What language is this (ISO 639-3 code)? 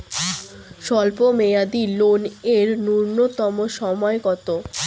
ben